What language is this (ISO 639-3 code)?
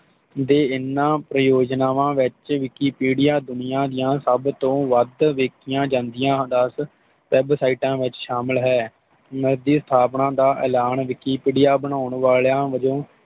pan